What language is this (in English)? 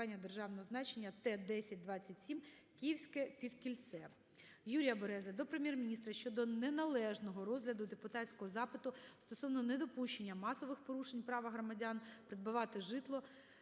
Ukrainian